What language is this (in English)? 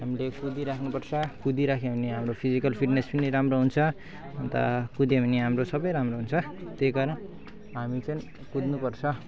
Nepali